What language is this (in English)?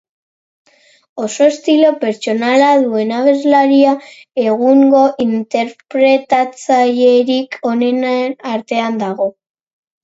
Basque